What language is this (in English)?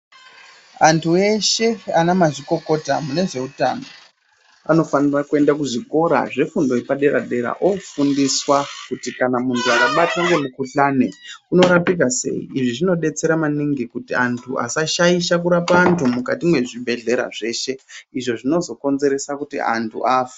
Ndau